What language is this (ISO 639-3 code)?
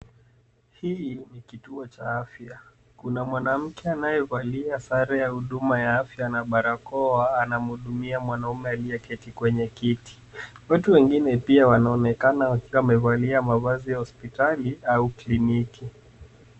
swa